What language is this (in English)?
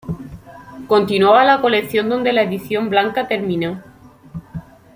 Spanish